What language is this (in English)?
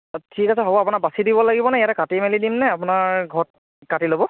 Assamese